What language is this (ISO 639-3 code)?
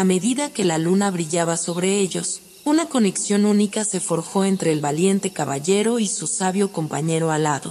spa